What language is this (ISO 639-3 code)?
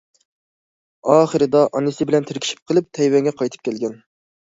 uig